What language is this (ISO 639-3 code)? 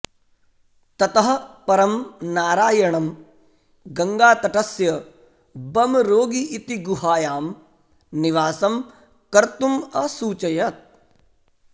san